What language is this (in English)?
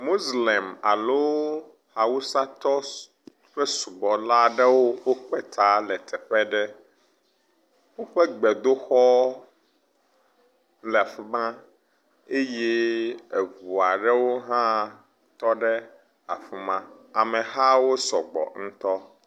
Ewe